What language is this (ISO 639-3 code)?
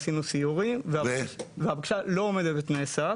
heb